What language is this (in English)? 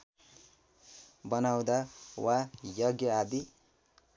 Nepali